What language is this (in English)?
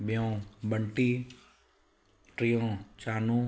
Sindhi